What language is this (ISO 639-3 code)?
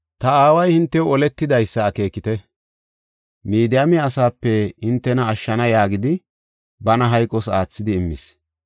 gof